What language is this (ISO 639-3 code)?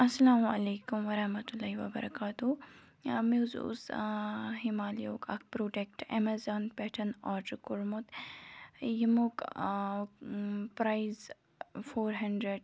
kas